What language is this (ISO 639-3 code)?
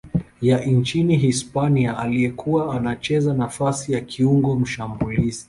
swa